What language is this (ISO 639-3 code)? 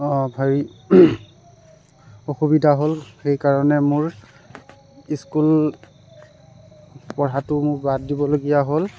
asm